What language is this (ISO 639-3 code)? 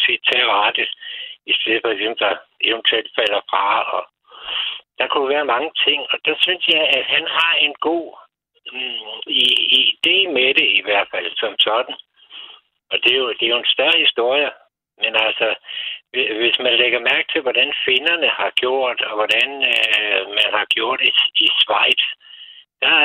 dan